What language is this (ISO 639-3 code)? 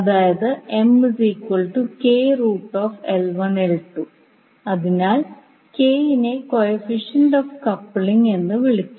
mal